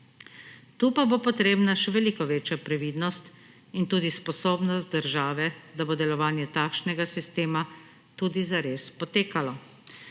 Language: Slovenian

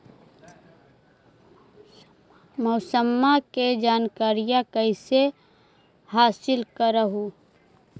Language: Magahi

